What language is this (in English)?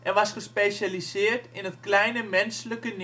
Dutch